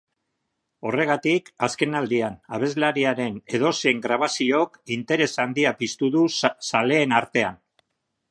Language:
Basque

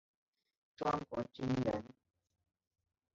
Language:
Chinese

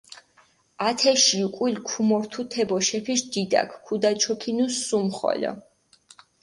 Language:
Mingrelian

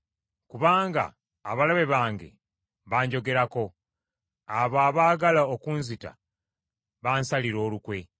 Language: Ganda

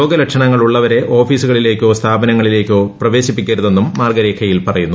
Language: Malayalam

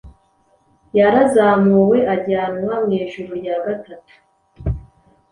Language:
Kinyarwanda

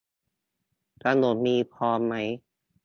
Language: Thai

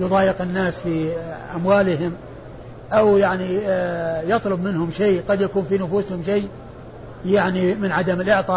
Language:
Arabic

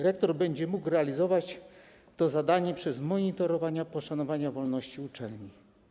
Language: Polish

